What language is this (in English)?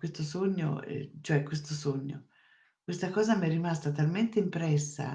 Italian